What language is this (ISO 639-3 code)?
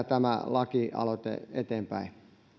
fin